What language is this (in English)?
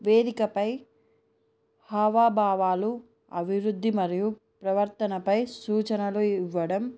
Telugu